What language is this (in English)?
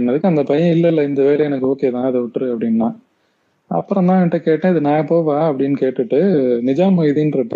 Tamil